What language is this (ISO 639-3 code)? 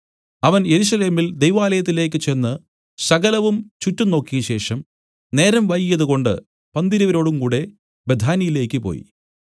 mal